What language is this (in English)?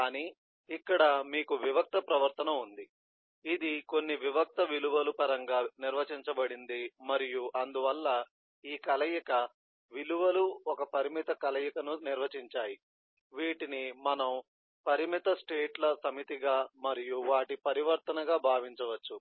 Telugu